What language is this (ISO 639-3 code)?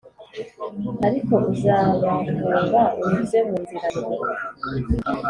kin